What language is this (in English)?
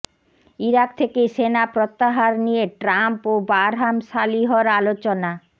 Bangla